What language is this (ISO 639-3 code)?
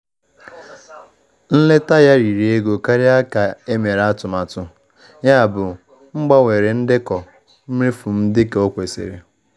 ibo